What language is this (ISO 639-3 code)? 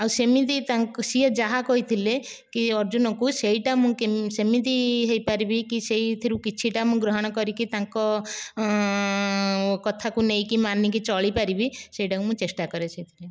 ori